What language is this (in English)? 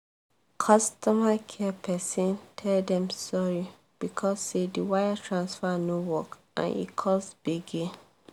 Nigerian Pidgin